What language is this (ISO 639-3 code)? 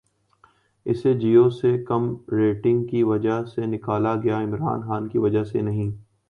urd